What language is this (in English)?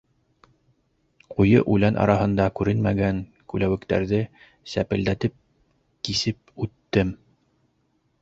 Bashkir